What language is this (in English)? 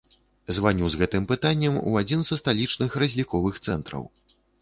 Belarusian